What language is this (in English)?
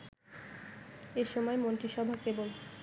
Bangla